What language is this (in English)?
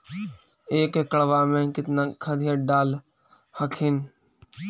Magahi